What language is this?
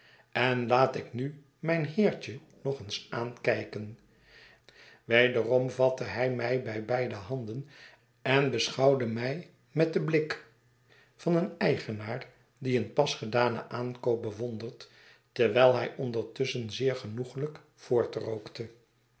Dutch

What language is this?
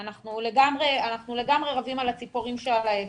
Hebrew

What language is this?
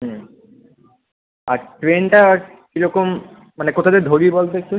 Bangla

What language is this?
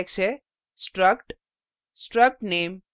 Hindi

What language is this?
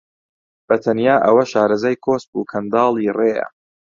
Central Kurdish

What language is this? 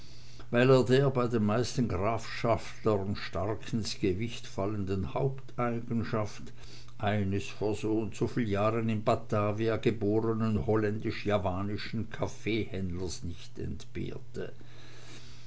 German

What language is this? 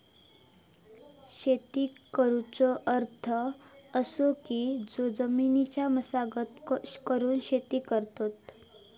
Marathi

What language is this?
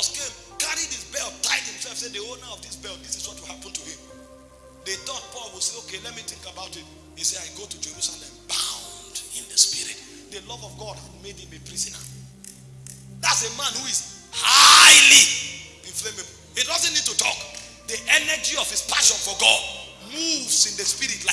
English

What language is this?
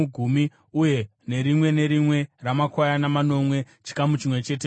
Shona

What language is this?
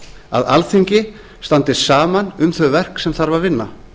Icelandic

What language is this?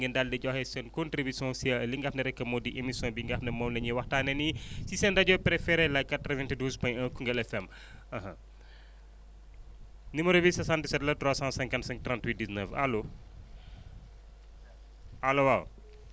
Wolof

